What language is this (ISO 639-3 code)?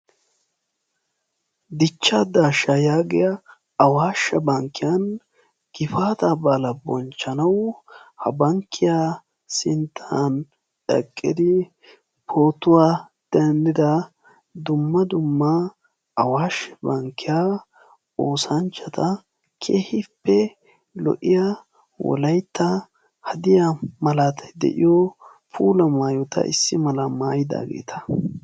wal